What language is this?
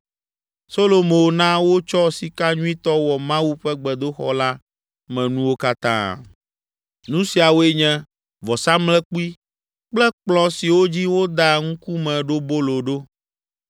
Ewe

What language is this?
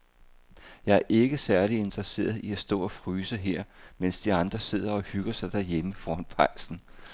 Danish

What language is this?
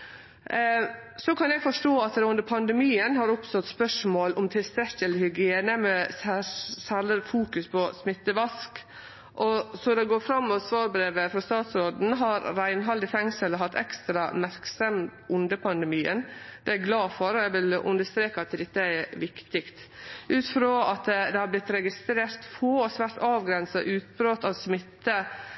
Norwegian Nynorsk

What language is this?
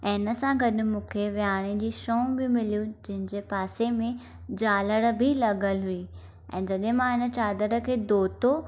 Sindhi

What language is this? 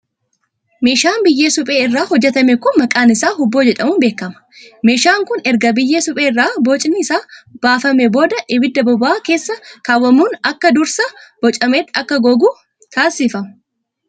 Oromo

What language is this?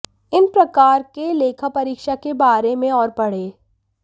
Hindi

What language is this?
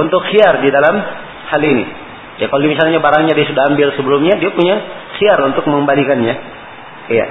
Malay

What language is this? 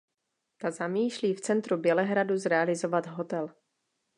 Czech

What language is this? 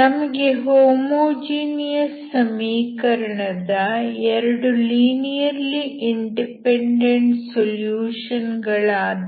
Kannada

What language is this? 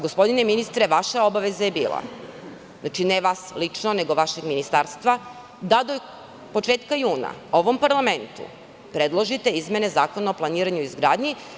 Serbian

